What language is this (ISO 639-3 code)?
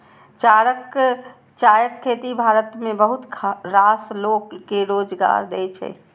mai